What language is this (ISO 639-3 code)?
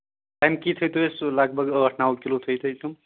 kas